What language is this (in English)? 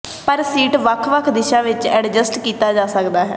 Punjabi